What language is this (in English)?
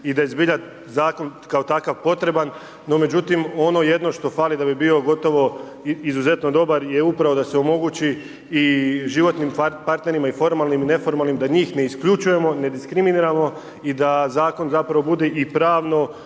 Croatian